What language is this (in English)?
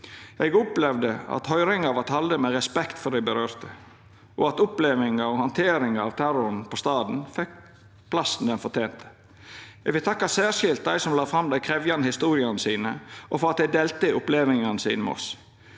Norwegian